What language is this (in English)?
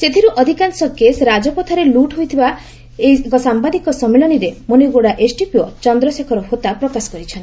Odia